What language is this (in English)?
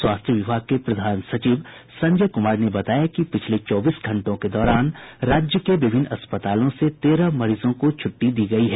Hindi